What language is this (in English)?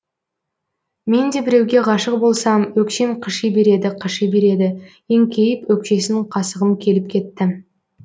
Kazakh